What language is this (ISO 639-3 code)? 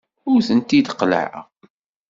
kab